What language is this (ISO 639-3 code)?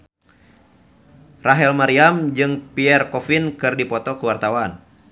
sun